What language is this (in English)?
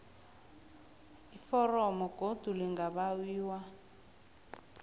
South Ndebele